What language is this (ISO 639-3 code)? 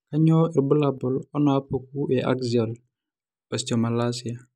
mas